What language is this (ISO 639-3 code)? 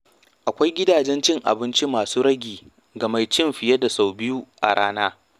hau